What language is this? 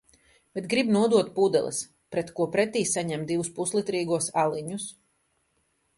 Latvian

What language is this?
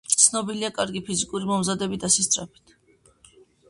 Georgian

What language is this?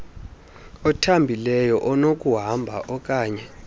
Xhosa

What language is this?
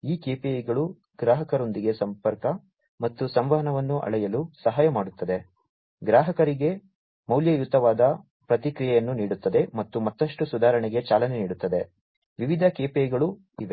Kannada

